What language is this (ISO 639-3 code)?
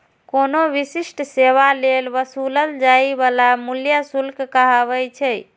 mai